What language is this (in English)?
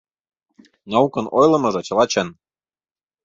Mari